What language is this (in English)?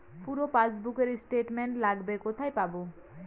Bangla